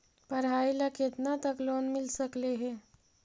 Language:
Magahi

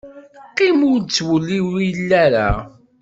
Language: Kabyle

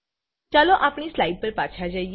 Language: Gujarati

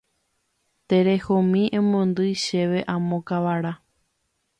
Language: Guarani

